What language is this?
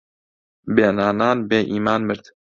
Central Kurdish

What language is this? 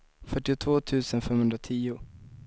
Swedish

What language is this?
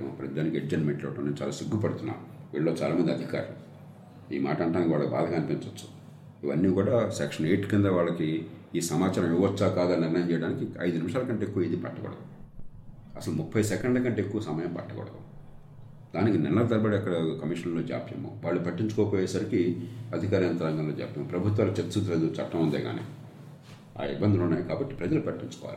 Telugu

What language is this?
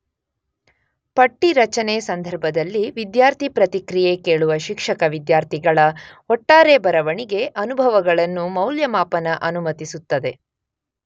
Kannada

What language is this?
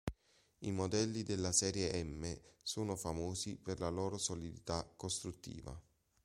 Italian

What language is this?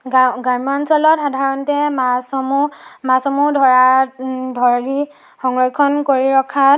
Assamese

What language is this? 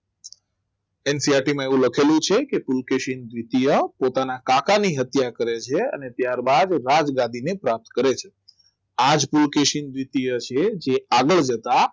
Gujarati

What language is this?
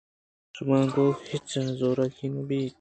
Eastern Balochi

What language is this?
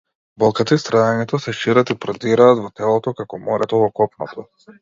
Macedonian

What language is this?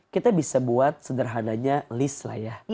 Indonesian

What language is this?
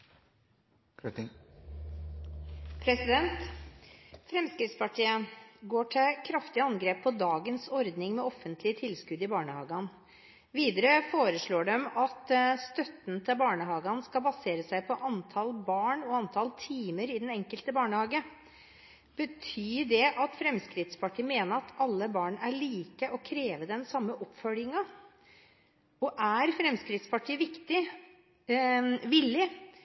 Norwegian Bokmål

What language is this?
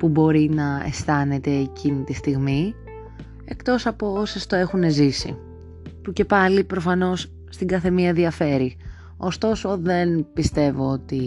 Greek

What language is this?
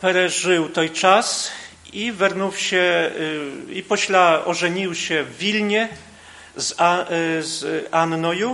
Polish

